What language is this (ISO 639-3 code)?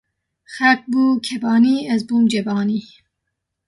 kur